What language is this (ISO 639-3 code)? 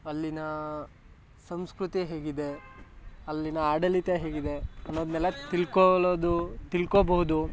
kan